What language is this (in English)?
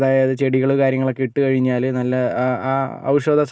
Malayalam